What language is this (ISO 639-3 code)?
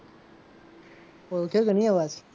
guj